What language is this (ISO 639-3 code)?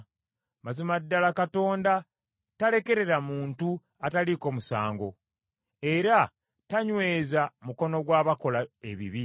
lug